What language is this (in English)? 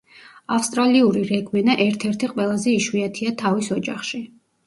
Georgian